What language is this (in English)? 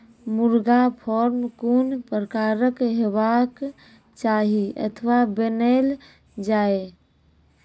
Maithili